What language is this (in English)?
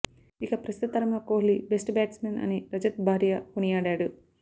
Telugu